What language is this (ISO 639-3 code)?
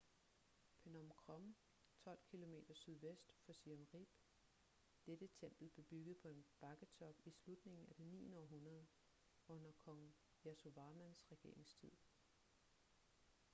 dan